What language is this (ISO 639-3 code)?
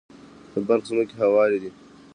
pus